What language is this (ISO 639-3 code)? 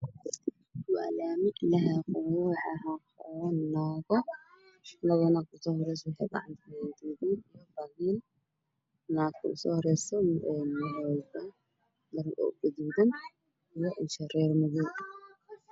som